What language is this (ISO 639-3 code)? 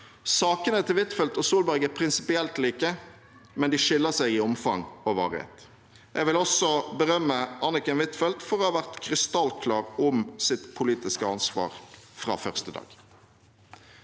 nor